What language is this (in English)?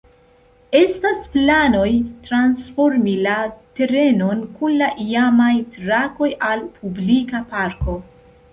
Esperanto